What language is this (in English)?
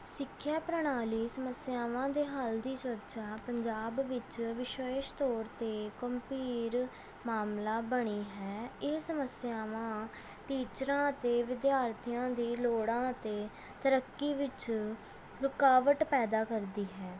Punjabi